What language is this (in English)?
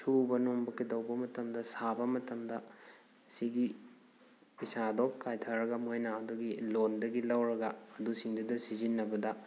Manipuri